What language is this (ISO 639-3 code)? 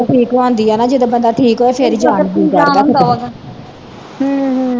pan